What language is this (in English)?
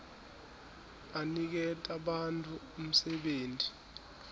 Swati